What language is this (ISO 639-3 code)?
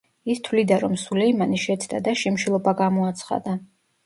kat